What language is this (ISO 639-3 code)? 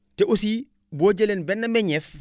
wol